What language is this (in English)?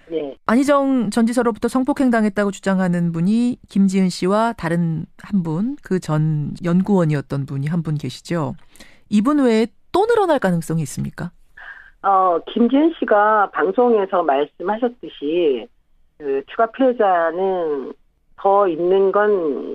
Korean